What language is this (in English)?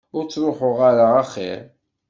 Kabyle